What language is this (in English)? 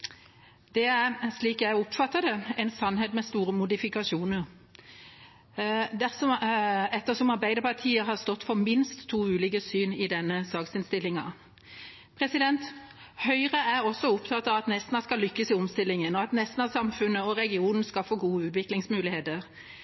Norwegian Bokmål